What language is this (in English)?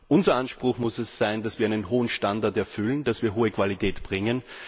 German